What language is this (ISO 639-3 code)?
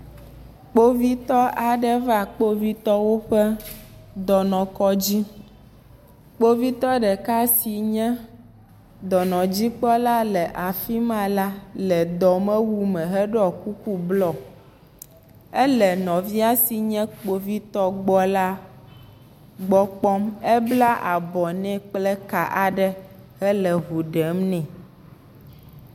ewe